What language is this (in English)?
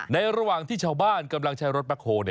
Thai